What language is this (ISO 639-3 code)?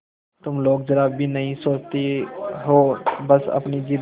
hin